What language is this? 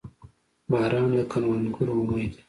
Pashto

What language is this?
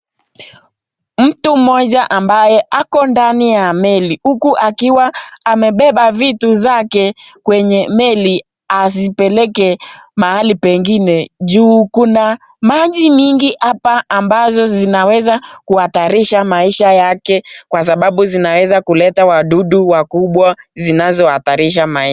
Swahili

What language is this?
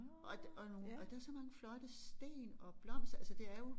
Danish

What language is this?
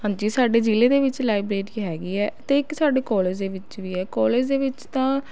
Punjabi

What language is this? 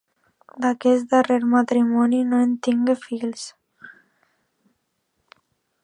Catalan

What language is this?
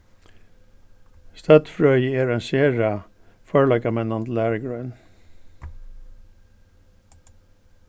Faroese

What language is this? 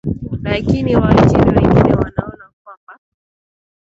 Swahili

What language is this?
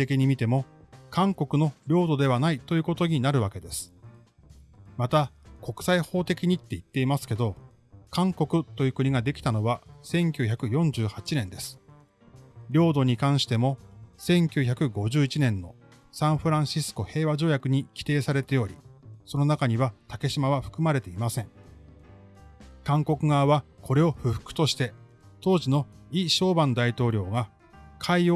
Japanese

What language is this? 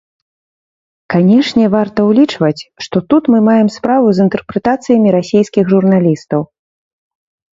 Belarusian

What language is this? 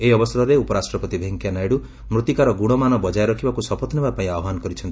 Odia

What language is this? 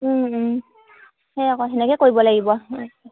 Assamese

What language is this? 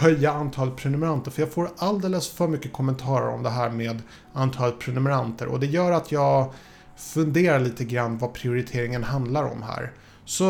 Swedish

